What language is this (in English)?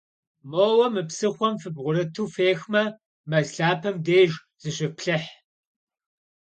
Kabardian